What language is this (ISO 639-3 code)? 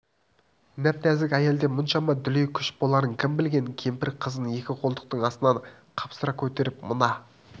kaz